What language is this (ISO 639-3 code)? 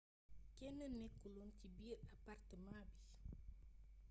wol